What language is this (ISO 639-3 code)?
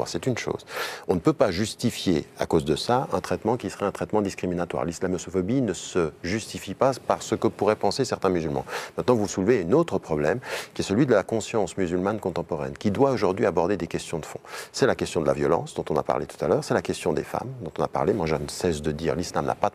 fra